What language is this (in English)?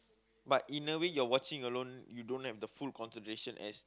English